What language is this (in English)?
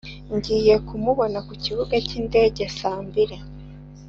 Kinyarwanda